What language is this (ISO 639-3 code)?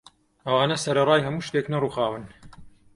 ckb